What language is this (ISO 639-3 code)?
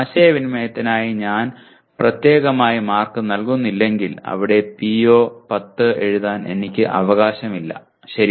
mal